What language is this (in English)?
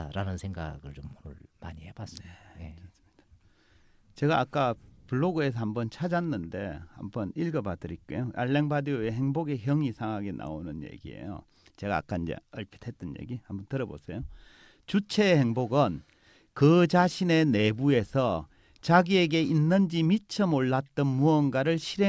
Korean